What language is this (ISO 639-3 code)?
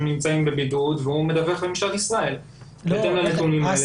heb